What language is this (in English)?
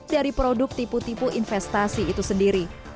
Indonesian